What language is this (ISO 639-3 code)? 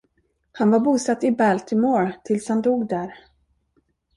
swe